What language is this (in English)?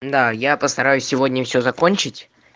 Russian